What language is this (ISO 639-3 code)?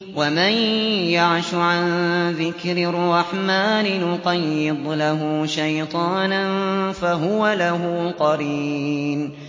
ara